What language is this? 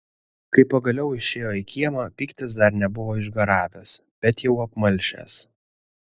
Lithuanian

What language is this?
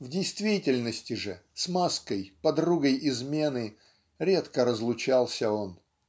Russian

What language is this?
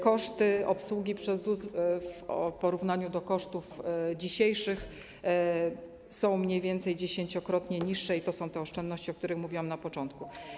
Polish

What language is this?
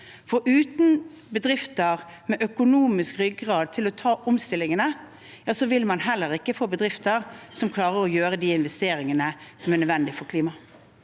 Norwegian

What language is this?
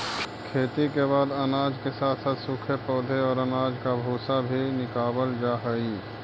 Magahi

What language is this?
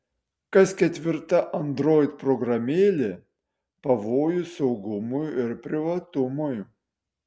Lithuanian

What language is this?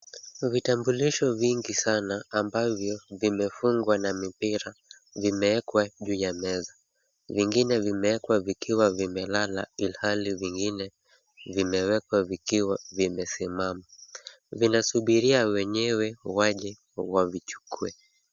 Swahili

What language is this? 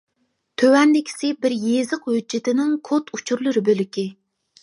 Uyghur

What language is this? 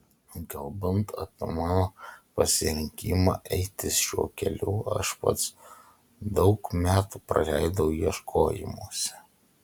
Lithuanian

